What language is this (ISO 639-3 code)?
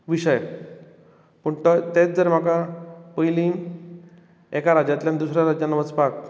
kok